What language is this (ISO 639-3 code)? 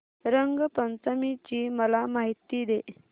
mar